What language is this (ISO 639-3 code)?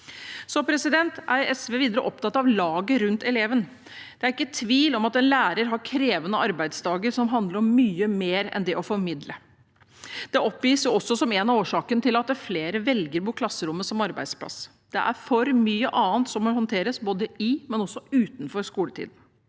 nor